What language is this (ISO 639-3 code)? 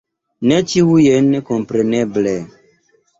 epo